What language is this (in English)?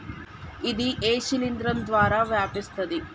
Telugu